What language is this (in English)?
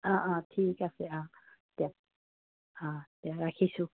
Assamese